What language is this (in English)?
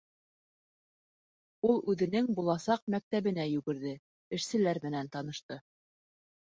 Bashkir